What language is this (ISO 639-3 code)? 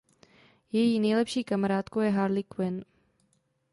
ces